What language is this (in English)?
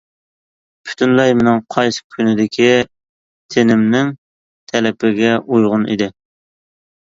Uyghur